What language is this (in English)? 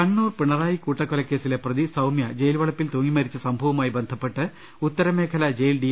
Malayalam